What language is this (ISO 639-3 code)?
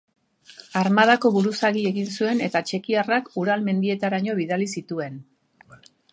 eus